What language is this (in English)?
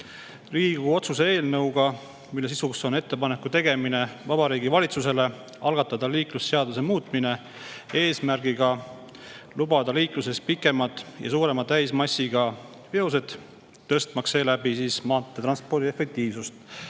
Estonian